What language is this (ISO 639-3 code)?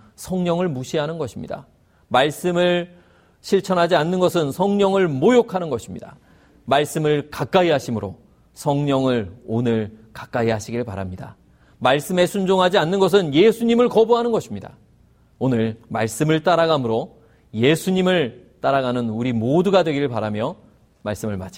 kor